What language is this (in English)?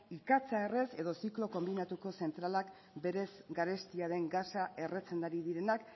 Basque